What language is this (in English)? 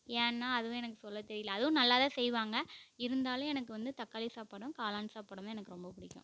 Tamil